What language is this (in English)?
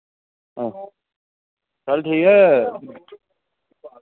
Dogri